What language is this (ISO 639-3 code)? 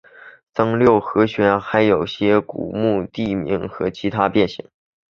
zho